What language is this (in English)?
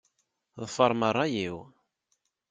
Kabyle